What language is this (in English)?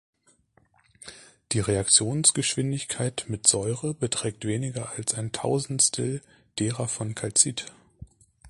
German